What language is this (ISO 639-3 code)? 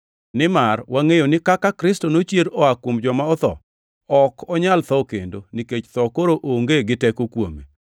luo